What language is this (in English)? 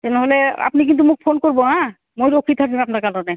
Assamese